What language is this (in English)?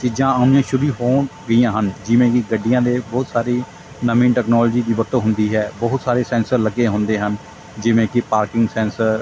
Punjabi